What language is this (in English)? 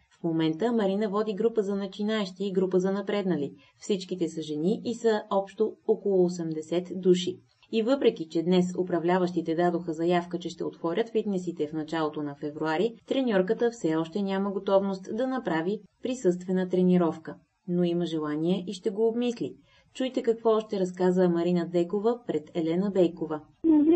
Bulgarian